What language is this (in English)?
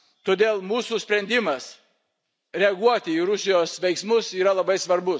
Lithuanian